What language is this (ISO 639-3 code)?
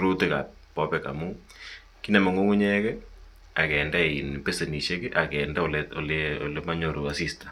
kln